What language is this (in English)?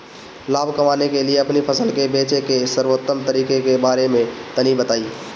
Bhojpuri